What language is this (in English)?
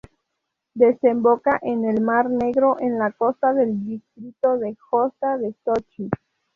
Spanish